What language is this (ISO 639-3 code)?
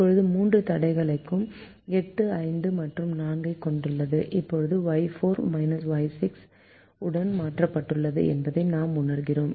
tam